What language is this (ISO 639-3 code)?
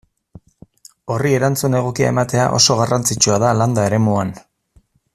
eus